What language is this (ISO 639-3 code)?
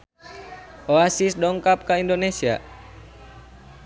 sun